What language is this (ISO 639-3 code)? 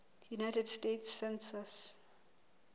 sot